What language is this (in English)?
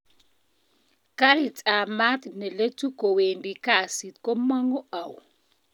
Kalenjin